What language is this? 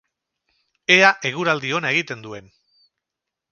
Basque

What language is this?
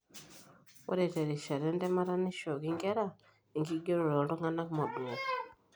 Masai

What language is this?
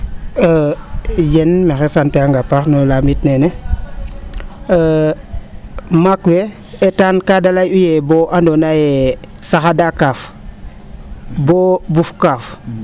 Serer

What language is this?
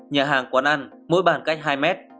Vietnamese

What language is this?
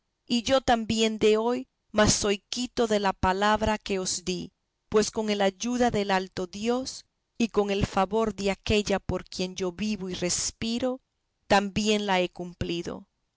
Spanish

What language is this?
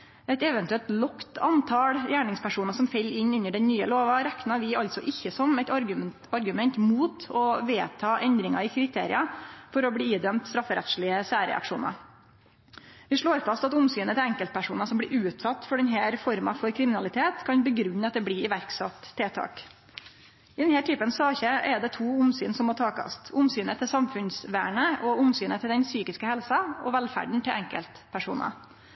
Norwegian Nynorsk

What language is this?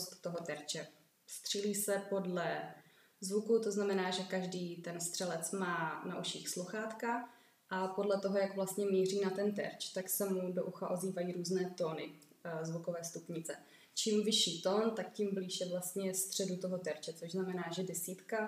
Czech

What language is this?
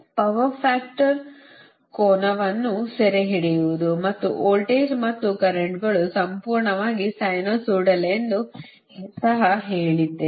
Kannada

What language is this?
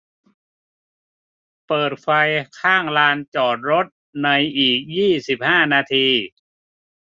Thai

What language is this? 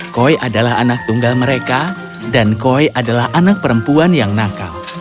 Indonesian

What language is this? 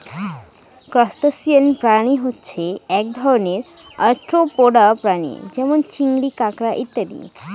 Bangla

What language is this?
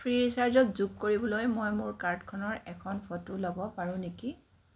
Assamese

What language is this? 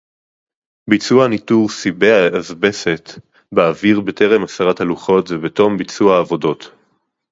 Hebrew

